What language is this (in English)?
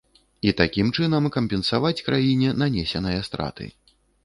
Belarusian